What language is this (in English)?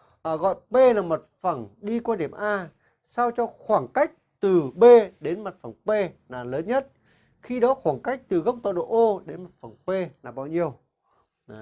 Vietnamese